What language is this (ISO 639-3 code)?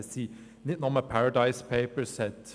gsw